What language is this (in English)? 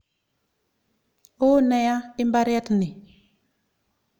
Kalenjin